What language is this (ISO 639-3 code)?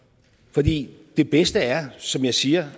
dan